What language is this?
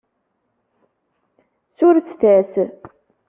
Kabyle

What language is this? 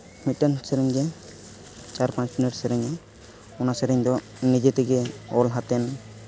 Santali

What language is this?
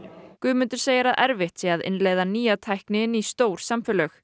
Icelandic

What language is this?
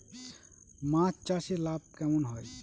Bangla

